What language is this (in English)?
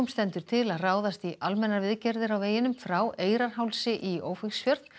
Icelandic